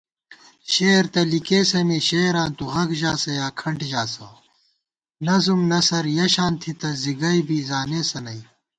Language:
Gawar-Bati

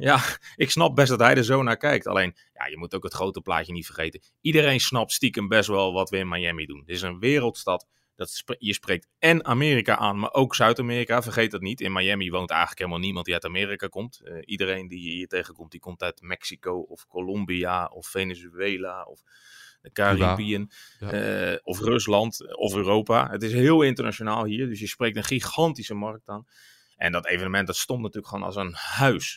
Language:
Dutch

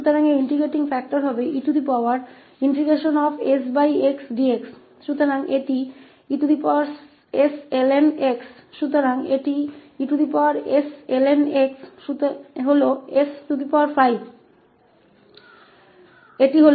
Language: Hindi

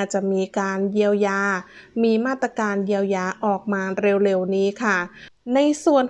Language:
Thai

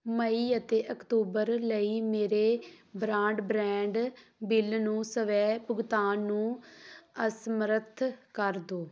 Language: Punjabi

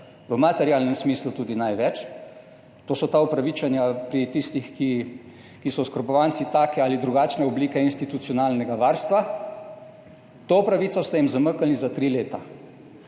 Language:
Slovenian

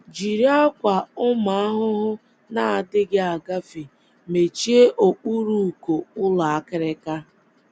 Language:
Igbo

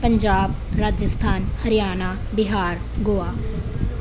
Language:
Punjabi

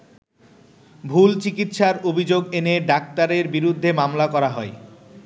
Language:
Bangla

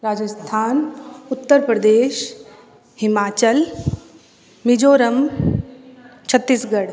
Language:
Hindi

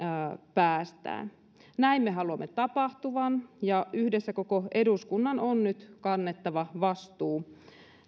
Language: Finnish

